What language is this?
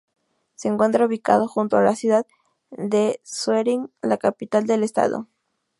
Spanish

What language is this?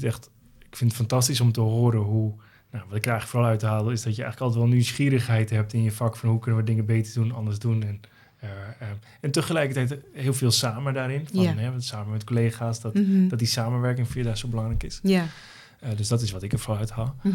Dutch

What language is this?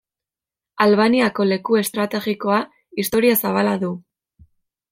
Basque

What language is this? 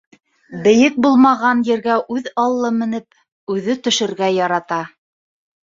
Bashkir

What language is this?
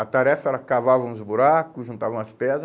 Portuguese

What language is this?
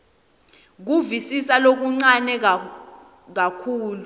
Swati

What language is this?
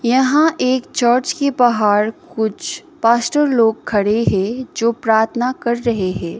Hindi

